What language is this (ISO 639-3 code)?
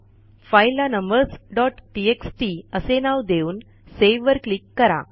mar